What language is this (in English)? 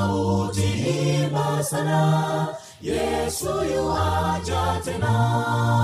Swahili